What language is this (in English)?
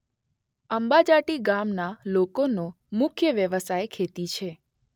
Gujarati